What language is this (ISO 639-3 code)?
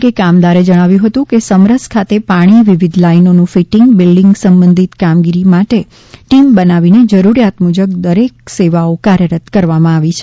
guj